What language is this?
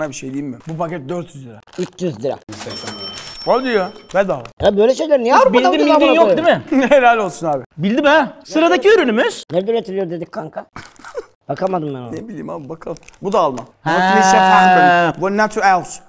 Turkish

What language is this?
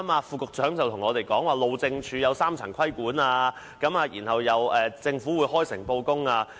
Cantonese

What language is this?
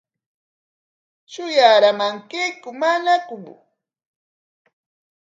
Corongo Ancash Quechua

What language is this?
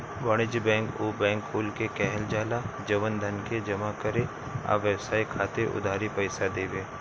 Bhojpuri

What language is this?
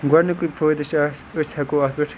Kashmiri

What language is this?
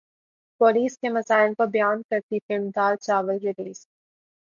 Urdu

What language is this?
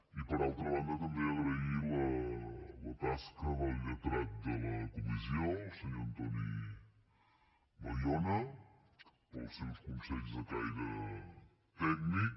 Catalan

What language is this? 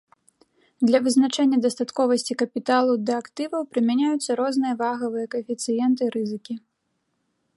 Belarusian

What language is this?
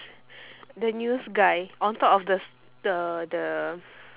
English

